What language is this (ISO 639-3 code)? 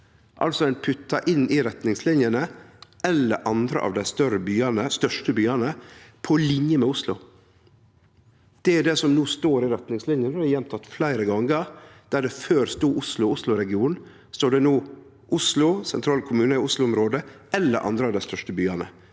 nor